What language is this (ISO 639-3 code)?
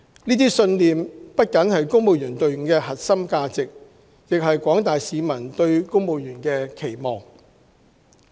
yue